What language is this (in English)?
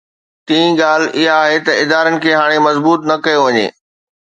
Sindhi